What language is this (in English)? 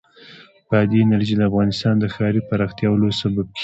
Pashto